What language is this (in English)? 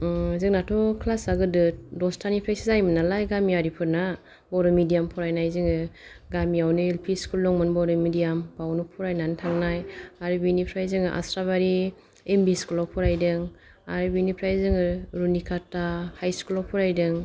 Bodo